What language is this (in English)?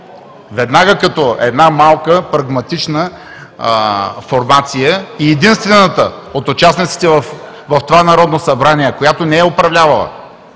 Bulgarian